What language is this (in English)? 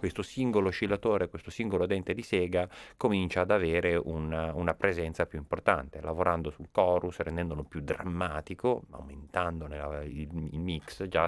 Italian